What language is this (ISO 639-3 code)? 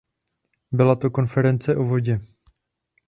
ces